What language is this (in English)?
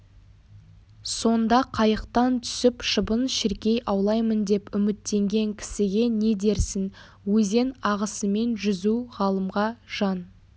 Kazakh